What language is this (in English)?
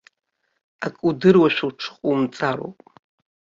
Abkhazian